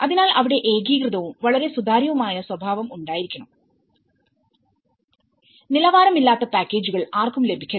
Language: Malayalam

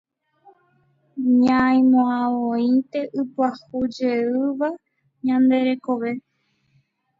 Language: Guarani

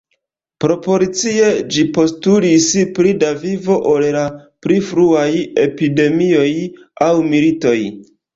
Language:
Esperanto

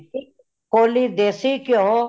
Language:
Punjabi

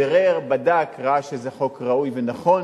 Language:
Hebrew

